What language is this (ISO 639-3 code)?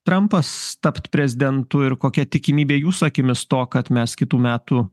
lit